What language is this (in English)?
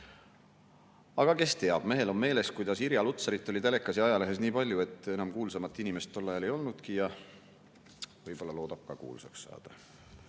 Estonian